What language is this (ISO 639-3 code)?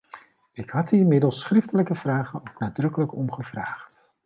nld